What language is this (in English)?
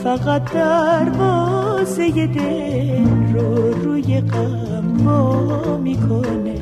Persian